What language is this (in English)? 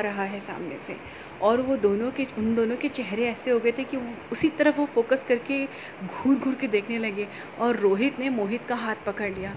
Hindi